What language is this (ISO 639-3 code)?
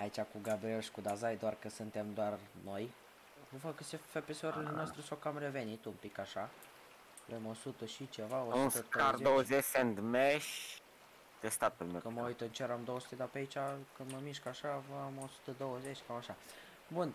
ron